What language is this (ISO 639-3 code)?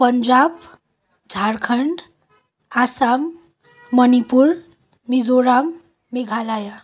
nep